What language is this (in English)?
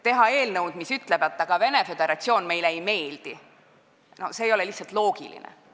Estonian